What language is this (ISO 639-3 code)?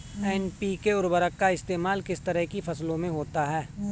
hin